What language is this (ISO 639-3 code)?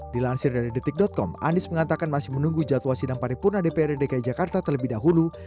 ind